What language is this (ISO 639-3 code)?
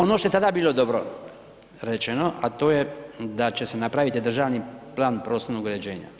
hrv